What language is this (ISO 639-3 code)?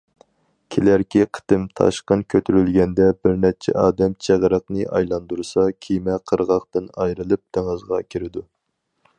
uig